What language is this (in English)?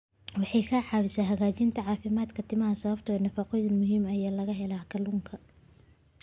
Somali